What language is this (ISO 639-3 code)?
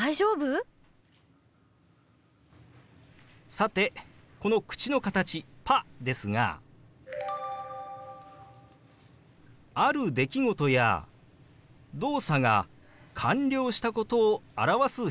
jpn